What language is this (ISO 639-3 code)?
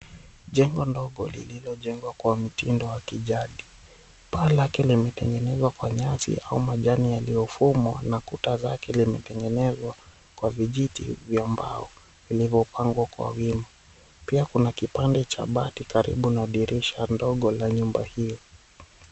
swa